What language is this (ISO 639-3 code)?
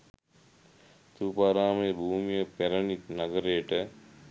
sin